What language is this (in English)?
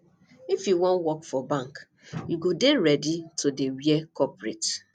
Nigerian Pidgin